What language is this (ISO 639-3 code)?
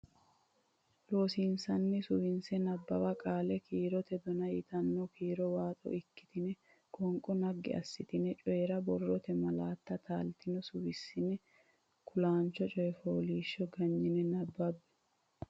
sid